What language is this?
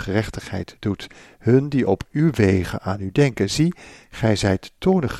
Dutch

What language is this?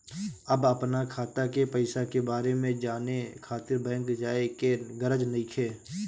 Bhojpuri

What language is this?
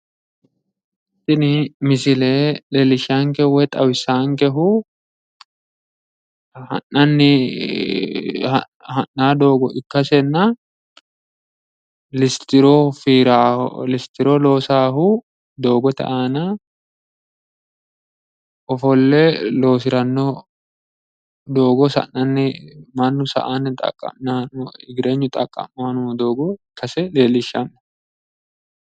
Sidamo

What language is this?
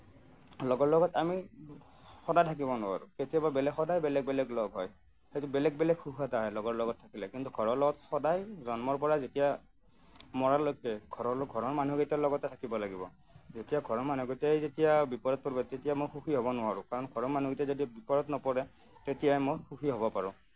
Assamese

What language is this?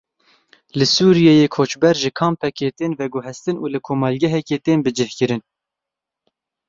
Kurdish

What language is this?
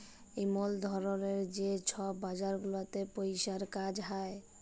Bangla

